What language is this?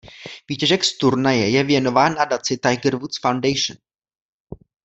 Czech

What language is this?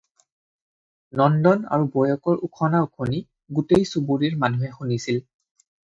Assamese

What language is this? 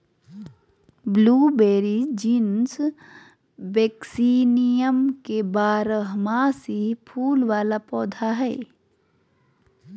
Magahi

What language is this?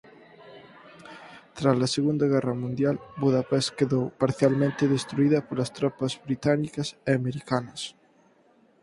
Galician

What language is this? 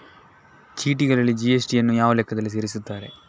Kannada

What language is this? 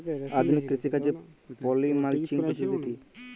Bangla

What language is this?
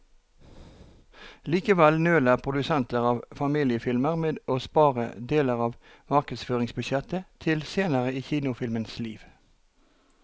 Norwegian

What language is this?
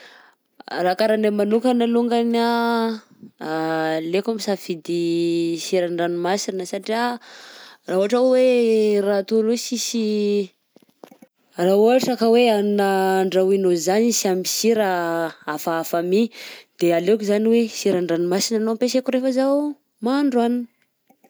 Southern Betsimisaraka Malagasy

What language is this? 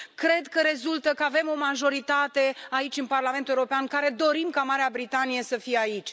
Romanian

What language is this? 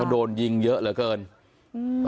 Thai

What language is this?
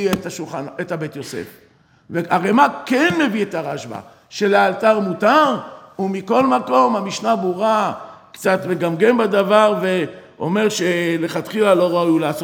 Hebrew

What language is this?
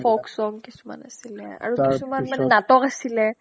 Assamese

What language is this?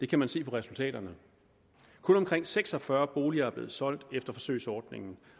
Danish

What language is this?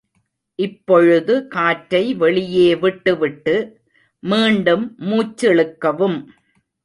Tamil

